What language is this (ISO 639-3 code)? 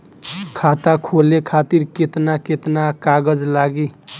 bho